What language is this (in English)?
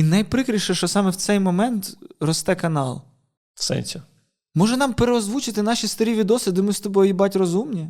Ukrainian